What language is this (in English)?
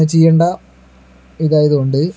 Malayalam